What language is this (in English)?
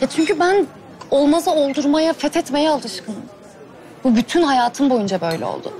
Turkish